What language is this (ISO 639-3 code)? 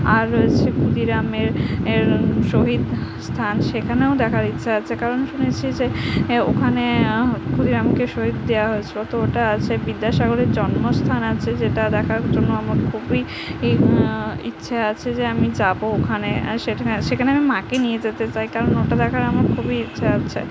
ben